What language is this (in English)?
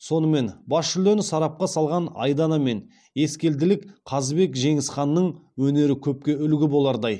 Kazakh